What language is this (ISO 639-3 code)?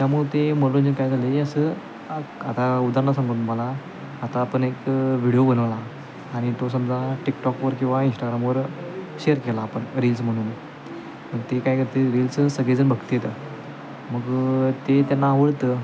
mar